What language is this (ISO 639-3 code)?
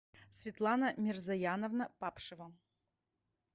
rus